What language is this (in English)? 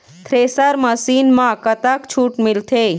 Chhattisgarhi